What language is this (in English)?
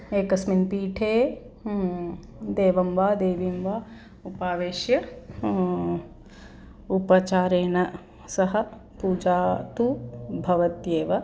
Sanskrit